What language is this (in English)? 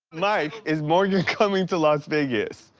English